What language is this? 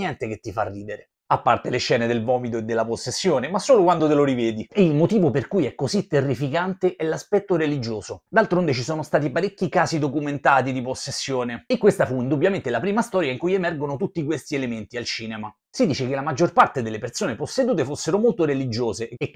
Italian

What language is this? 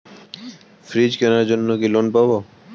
Bangla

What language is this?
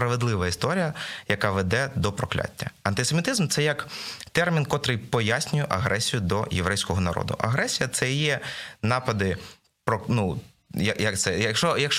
Ukrainian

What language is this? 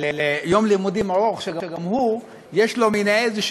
Hebrew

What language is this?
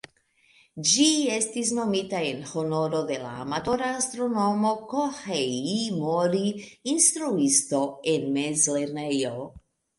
Esperanto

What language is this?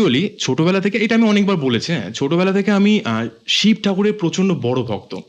Bangla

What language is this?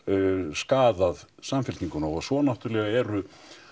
Icelandic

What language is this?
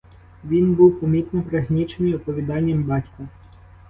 Ukrainian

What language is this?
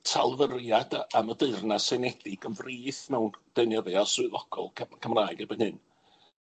Welsh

